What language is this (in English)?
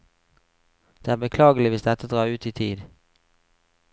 Norwegian